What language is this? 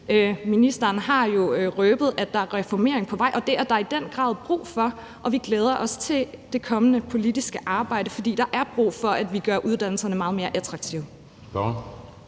Danish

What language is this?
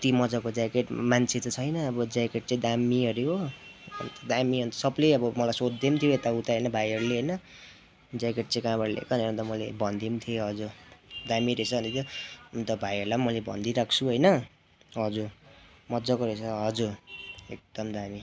Nepali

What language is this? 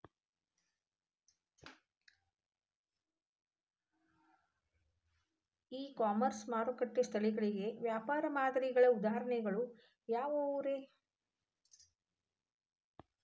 Kannada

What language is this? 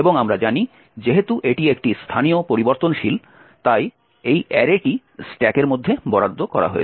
Bangla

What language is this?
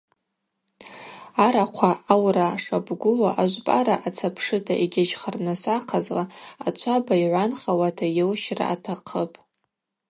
Abaza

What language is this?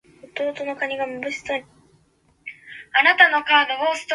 Japanese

